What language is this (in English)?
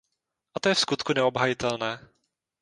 Czech